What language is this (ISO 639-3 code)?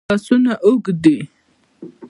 pus